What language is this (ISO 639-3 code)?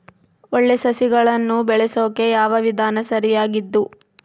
kan